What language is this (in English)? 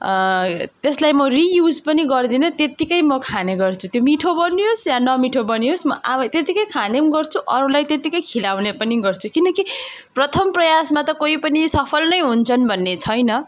Nepali